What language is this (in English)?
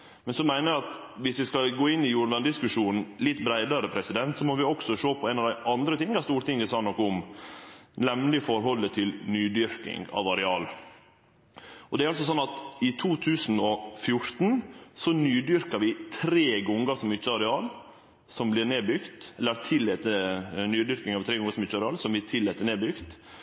Norwegian Nynorsk